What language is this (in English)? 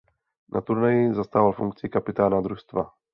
Czech